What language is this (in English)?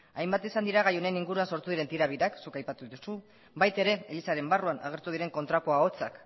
Basque